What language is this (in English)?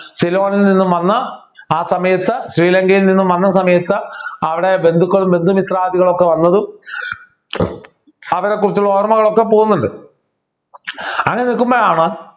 Malayalam